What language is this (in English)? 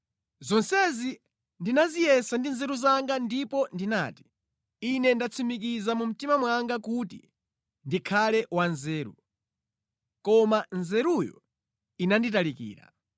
Nyanja